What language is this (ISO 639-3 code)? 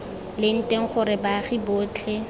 tsn